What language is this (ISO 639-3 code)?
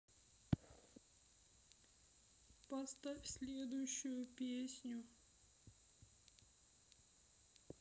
rus